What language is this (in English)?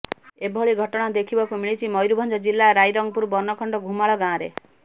Odia